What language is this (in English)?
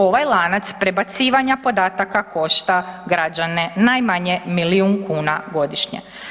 Croatian